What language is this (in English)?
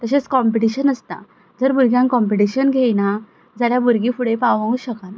Konkani